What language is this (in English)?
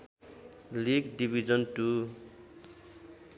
Nepali